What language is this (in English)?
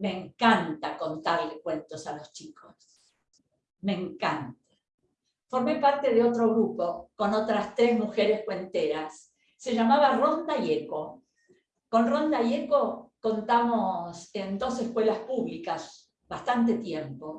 Spanish